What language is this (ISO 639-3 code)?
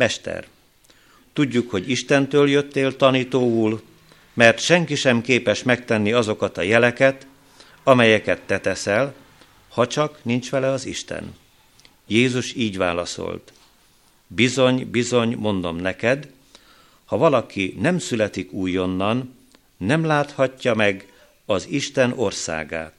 hun